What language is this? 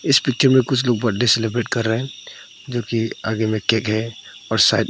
Hindi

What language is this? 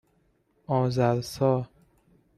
Persian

